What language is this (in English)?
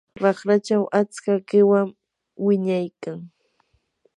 Yanahuanca Pasco Quechua